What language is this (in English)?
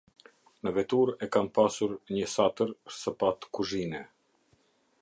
Albanian